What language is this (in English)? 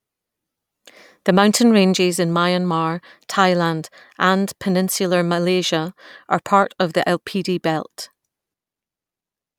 English